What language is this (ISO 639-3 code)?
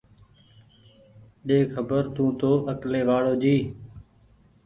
gig